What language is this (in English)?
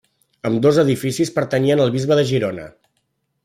Catalan